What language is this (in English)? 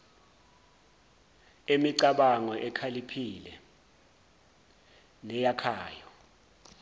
Zulu